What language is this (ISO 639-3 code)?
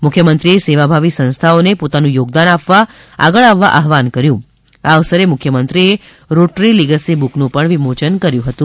guj